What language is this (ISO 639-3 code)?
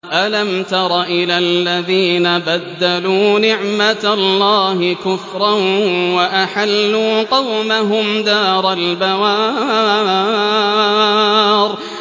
ara